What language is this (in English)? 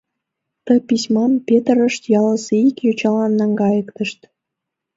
Mari